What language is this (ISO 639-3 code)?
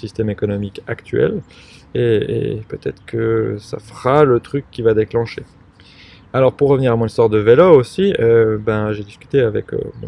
fra